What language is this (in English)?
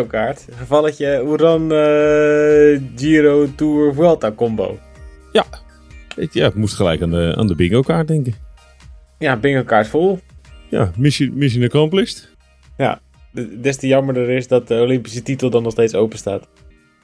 Dutch